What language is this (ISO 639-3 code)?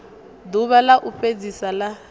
ven